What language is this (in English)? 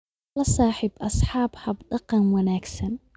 Somali